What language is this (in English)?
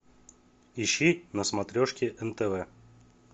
Russian